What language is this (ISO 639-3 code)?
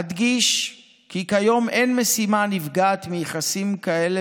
heb